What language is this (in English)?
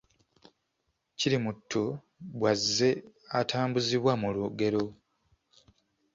Ganda